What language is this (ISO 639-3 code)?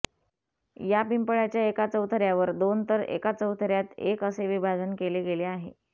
mar